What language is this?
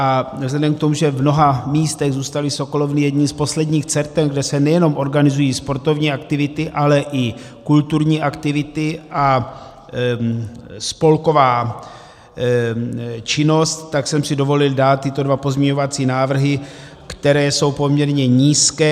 Czech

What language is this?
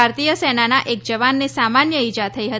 Gujarati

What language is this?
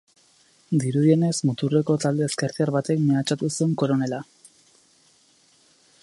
Basque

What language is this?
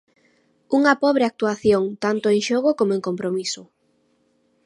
Galician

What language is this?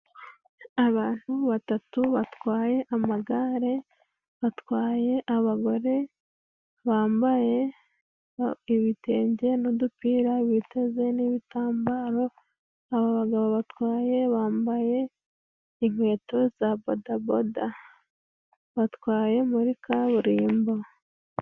Kinyarwanda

